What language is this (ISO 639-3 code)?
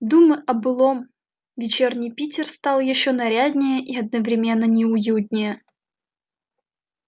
rus